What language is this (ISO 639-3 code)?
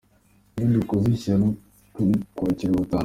kin